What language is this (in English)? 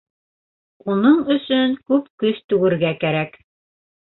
Bashkir